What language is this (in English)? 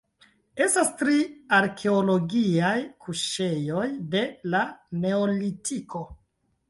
Esperanto